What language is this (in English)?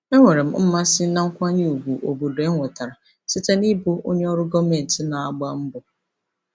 Igbo